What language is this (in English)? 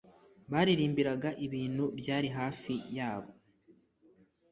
Kinyarwanda